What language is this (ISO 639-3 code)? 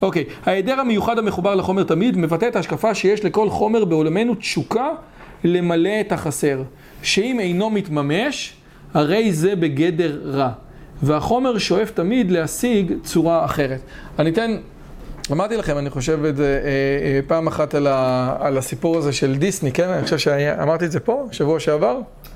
heb